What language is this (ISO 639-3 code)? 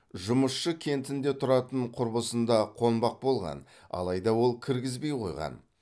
kaz